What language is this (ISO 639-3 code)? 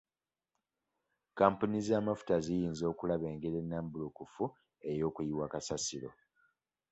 lug